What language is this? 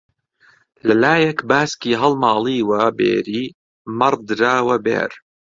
Central Kurdish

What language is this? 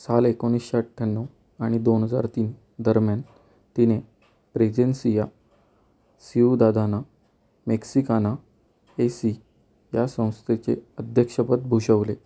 Marathi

